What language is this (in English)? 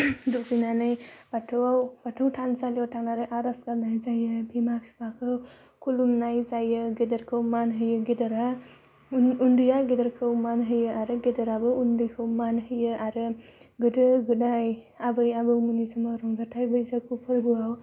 Bodo